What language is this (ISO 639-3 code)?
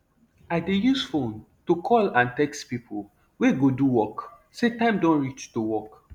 pcm